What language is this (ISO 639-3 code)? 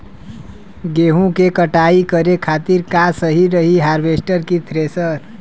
bho